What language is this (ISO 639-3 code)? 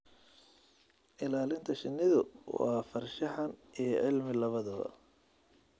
som